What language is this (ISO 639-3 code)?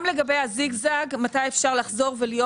heb